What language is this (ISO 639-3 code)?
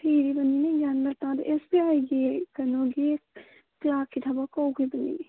mni